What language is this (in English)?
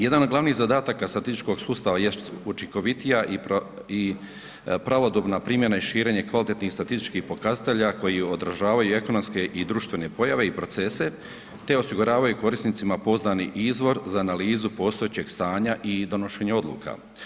Croatian